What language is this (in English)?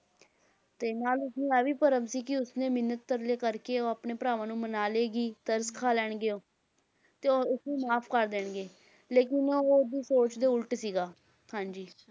Punjabi